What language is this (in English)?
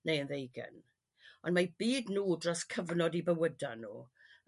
Welsh